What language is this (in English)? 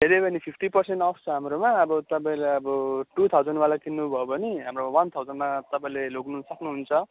Nepali